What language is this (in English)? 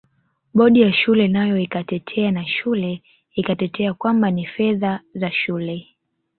Swahili